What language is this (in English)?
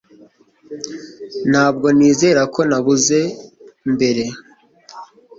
Kinyarwanda